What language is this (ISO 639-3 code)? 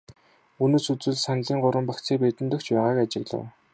mon